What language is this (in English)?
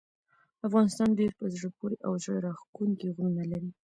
Pashto